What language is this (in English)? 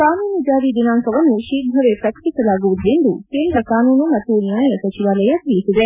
Kannada